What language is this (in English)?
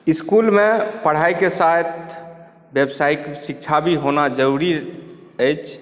Maithili